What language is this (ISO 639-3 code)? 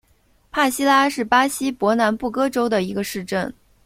zho